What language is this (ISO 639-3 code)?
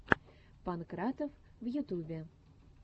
rus